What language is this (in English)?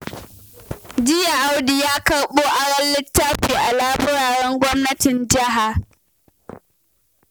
Hausa